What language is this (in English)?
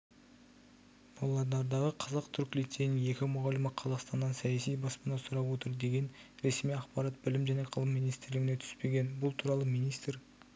Kazakh